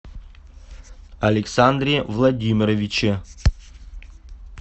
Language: Russian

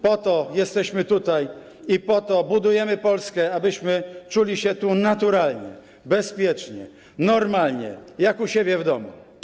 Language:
Polish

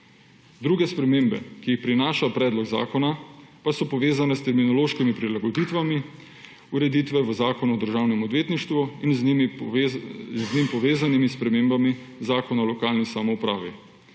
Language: Slovenian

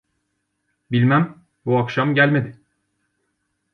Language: Turkish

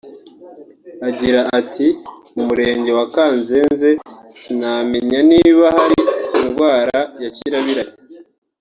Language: Kinyarwanda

